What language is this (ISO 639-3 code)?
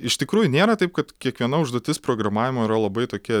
lit